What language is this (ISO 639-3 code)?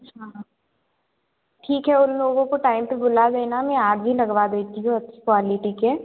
hin